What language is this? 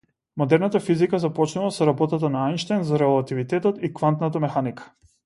Macedonian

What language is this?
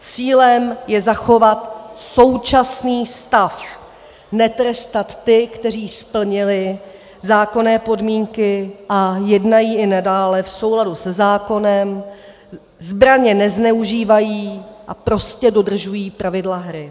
Czech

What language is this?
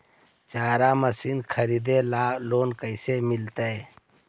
Magahi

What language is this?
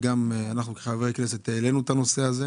Hebrew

